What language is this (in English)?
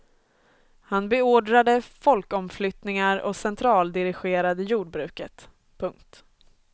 Swedish